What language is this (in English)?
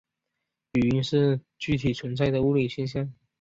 Chinese